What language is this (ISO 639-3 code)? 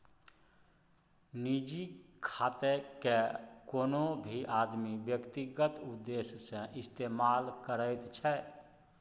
mai